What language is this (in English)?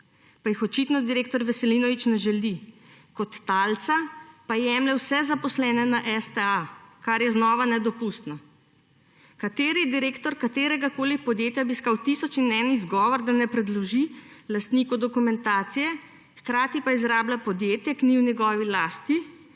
Slovenian